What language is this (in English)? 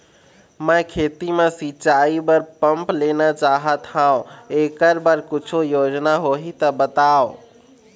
Chhattisgarhi